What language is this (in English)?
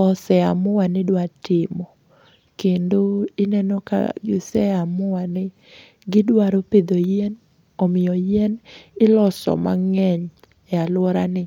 Luo (Kenya and Tanzania)